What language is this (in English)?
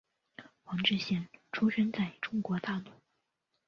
Chinese